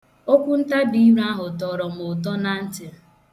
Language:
Igbo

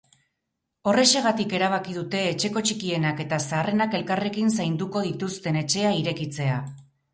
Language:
Basque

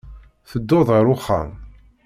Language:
Kabyle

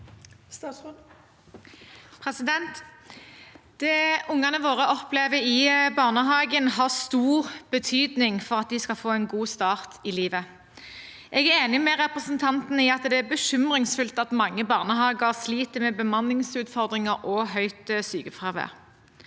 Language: Norwegian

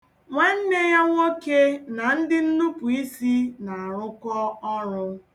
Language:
Igbo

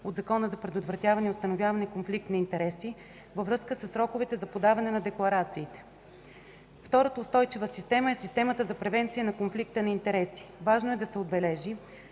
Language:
Bulgarian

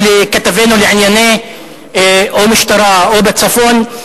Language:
Hebrew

